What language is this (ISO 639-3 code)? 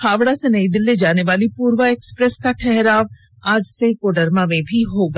hin